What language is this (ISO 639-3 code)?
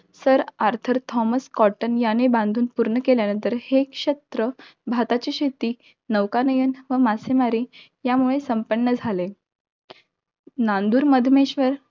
mar